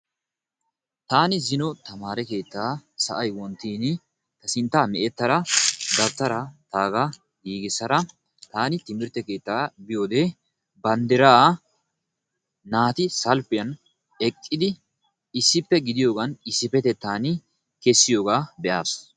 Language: Wolaytta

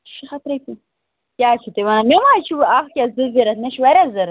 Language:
Kashmiri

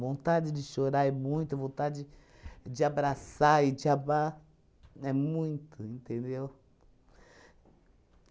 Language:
Portuguese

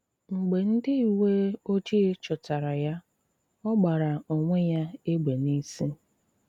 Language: Igbo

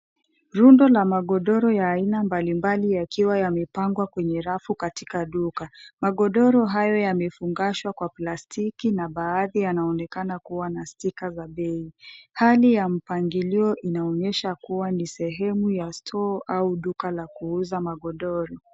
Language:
Swahili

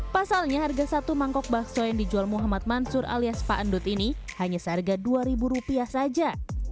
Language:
Indonesian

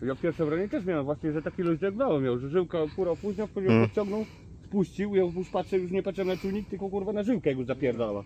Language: Polish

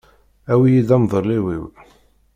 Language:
Kabyle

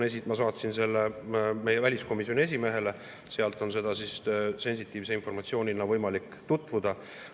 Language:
Estonian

